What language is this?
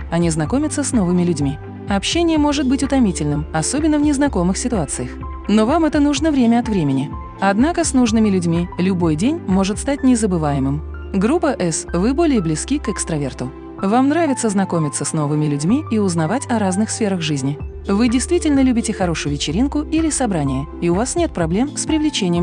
Russian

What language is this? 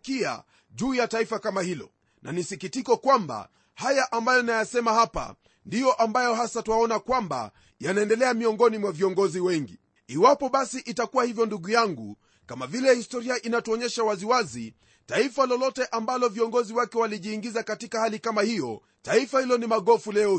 Swahili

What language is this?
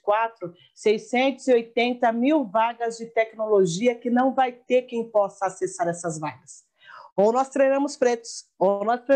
Portuguese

